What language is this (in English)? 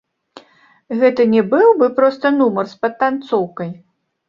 Belarusian